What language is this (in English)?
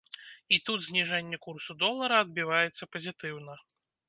Belarusian